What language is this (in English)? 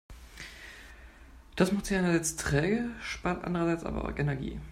German